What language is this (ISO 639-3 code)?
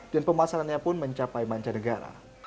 ind